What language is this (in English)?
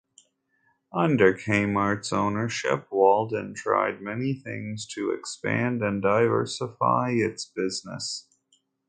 English